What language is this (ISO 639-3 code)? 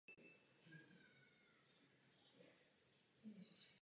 ces